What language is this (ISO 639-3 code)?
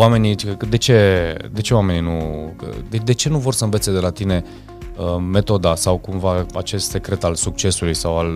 ron